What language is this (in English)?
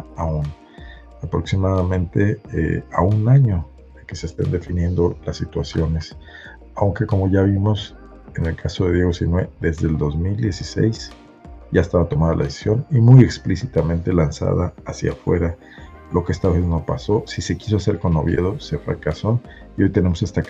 Spanish